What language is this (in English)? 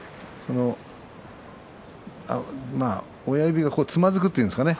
Japanese